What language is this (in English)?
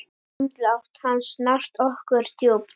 Icelandic